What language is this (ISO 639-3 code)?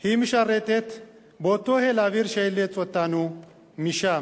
heb